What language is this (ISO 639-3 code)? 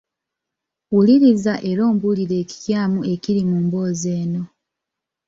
lug